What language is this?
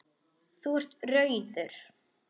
Icelandic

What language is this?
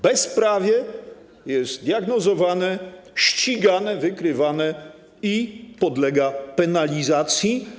Polish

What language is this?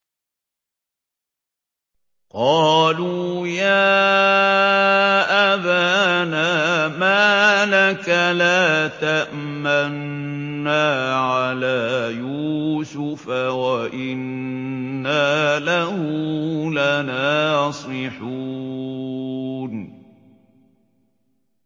Arabic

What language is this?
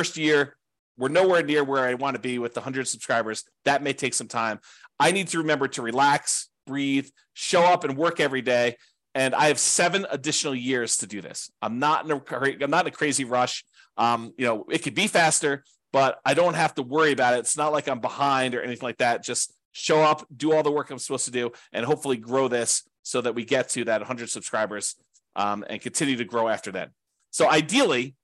English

